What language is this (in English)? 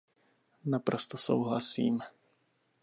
Czech